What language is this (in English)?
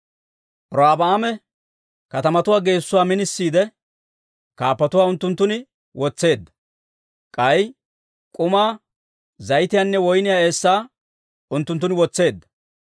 Dawro